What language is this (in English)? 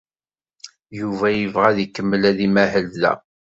Kabyle